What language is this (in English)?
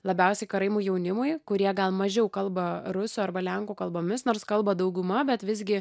Lithuanian